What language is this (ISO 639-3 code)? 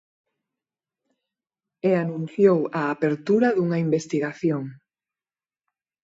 glg